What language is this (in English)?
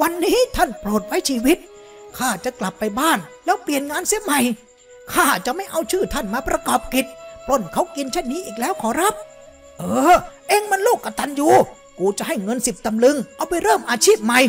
Thai